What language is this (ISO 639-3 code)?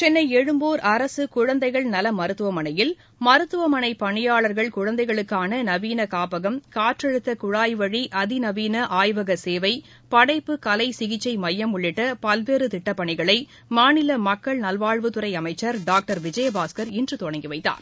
tam